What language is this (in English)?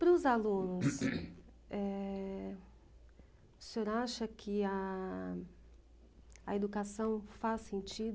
Portuguese